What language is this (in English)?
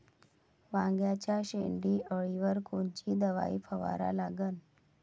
Marathi